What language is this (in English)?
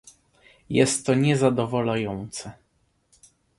Polish